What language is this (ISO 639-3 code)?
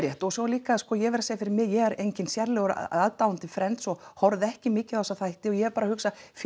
isl